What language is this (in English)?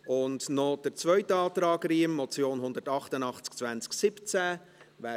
Swiss German